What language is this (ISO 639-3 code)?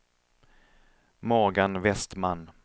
swe